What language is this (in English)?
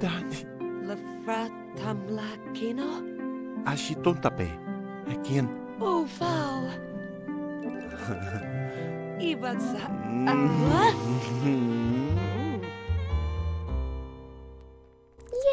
German